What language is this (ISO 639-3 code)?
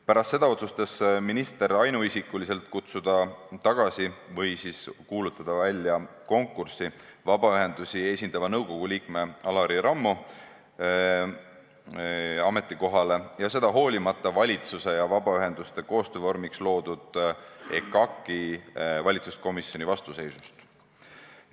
est